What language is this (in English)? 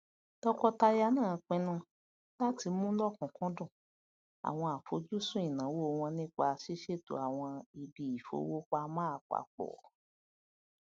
Yoruba